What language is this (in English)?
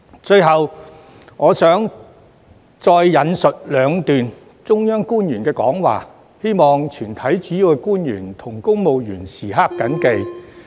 Cantonese